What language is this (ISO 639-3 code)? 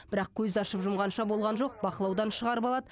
kaz